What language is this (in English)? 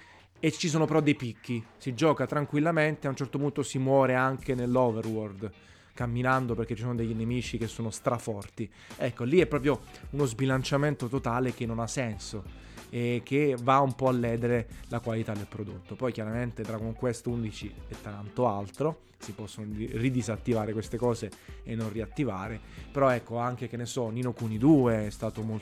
Italian